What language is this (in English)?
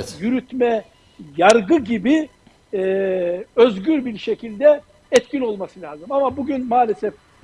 Turkish